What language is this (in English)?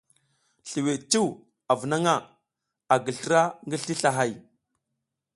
South Giziga